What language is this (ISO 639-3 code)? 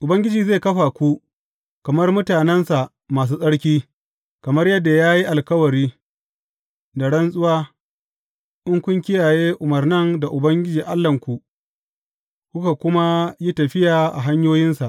hau